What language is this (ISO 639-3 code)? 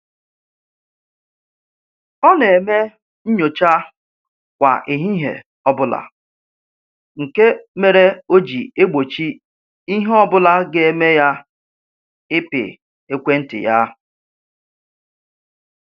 ibo